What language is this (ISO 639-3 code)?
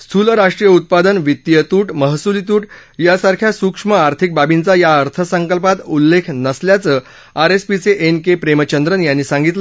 mar